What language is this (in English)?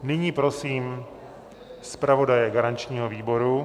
Czech